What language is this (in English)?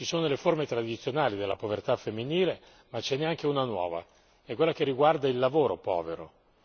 Italian